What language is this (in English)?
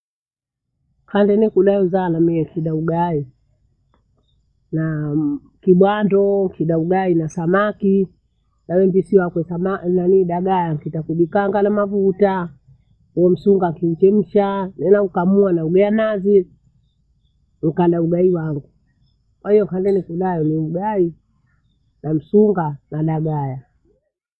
Bondei